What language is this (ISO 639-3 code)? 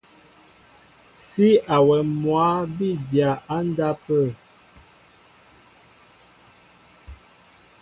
mbo